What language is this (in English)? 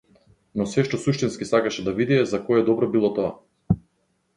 Macedonian